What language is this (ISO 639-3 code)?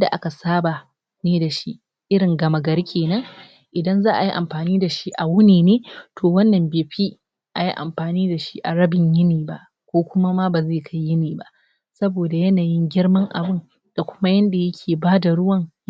hau